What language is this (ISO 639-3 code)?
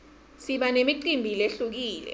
ssw